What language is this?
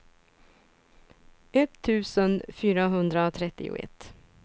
Swedish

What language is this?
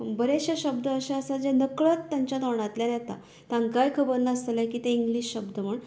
Konkani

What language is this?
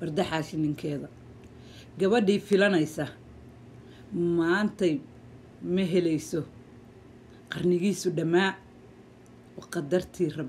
Arabic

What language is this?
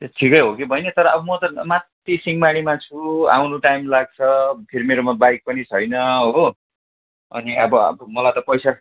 Nepali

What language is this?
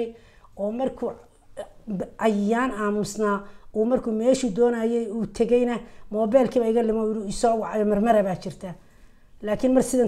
Arabic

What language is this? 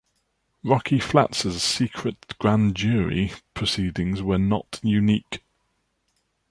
English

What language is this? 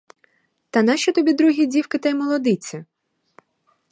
Ukrainian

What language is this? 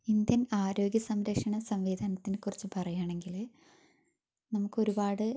Malayalam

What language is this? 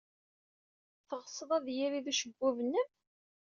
Kabyle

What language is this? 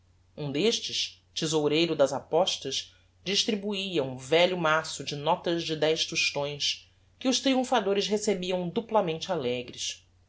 Portuguese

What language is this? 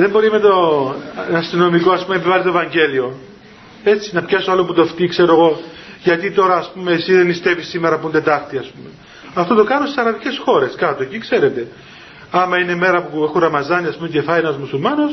Greek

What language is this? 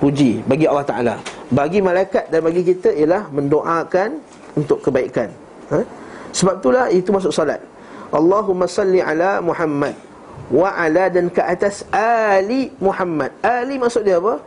Malay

